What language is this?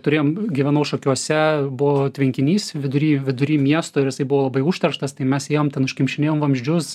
Lithuanian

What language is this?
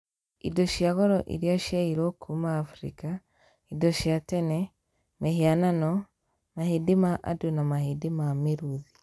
Kikuyu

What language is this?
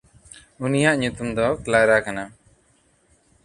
Santali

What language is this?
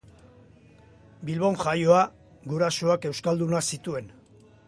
Basque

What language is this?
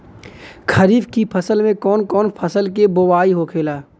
Bhojpuri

